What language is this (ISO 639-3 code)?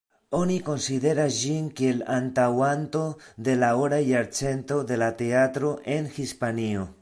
epo